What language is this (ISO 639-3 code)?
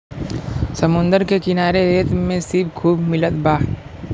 bho